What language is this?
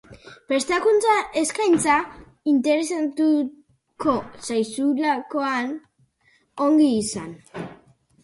Basque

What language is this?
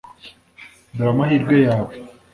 Kinyarwanda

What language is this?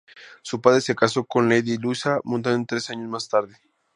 Spanish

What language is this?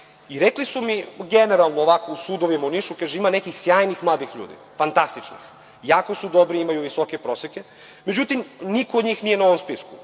Serbian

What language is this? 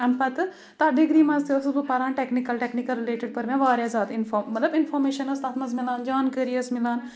Kashmiri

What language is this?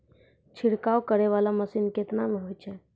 Maithili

